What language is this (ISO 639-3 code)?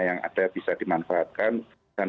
ind